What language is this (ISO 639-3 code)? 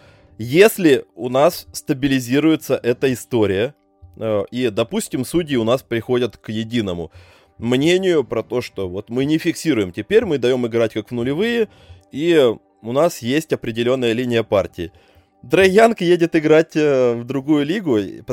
rus